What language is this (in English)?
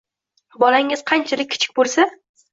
Uzbek